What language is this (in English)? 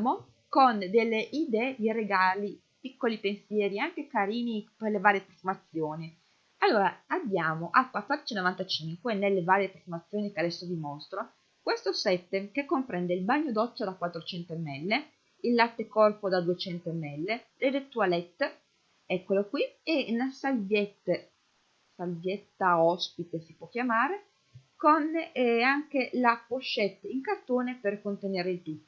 Italian